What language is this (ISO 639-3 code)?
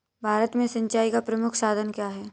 hin